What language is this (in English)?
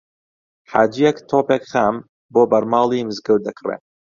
Central Kurdish